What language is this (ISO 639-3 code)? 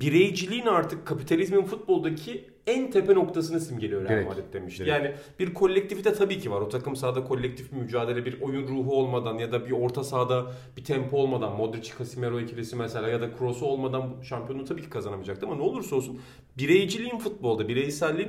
tur